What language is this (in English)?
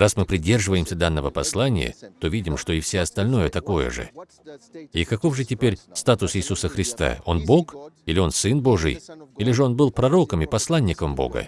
Russian